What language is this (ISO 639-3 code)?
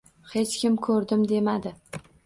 uzb